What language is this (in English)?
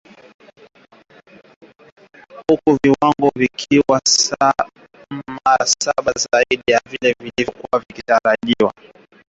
Swahili